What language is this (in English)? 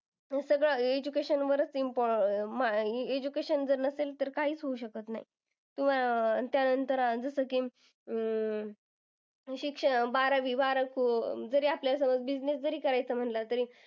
Marathi